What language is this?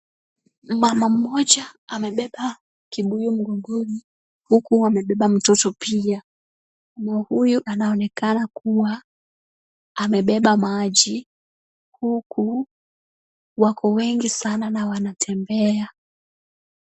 Swahili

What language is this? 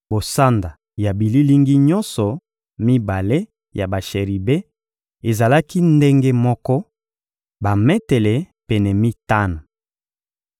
Lingala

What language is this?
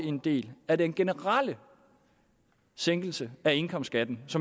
Danish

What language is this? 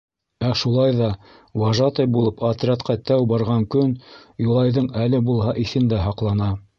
Bashkir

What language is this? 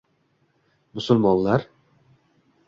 Uzbek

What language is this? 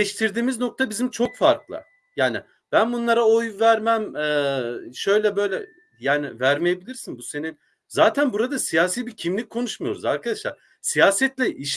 Turkish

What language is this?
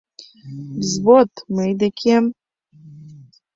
Mari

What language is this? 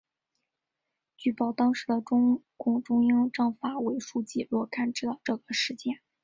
Chinese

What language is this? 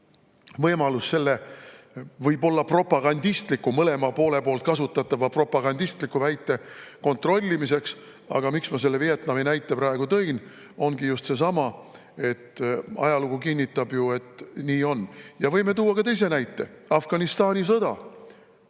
Estonian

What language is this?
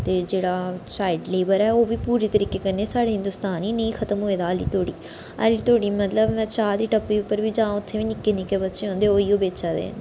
Dogri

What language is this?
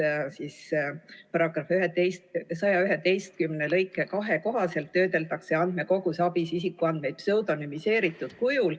Estonian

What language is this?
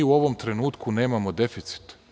Serbian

